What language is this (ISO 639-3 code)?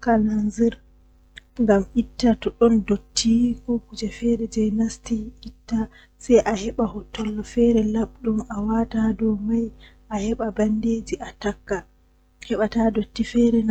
fuh